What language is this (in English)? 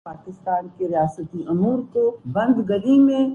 Urdu